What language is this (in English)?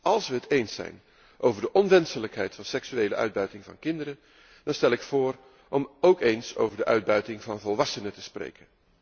Dutch